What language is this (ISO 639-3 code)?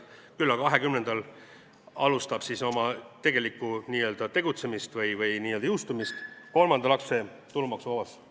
est